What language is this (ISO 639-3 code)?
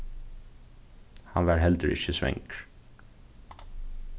fao